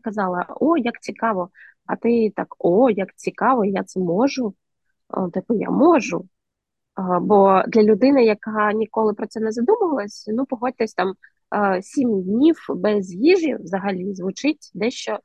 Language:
Ukrainian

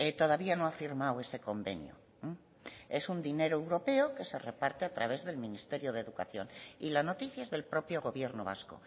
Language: Spanish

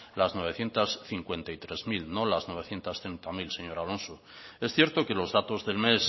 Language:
Spanish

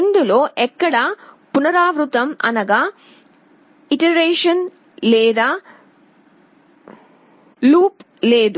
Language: Telugu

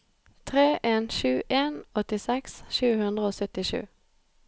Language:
Norwegian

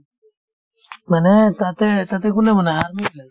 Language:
Assamese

